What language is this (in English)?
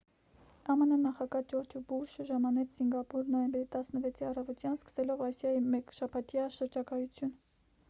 Armenian